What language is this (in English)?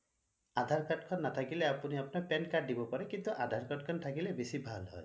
Assamese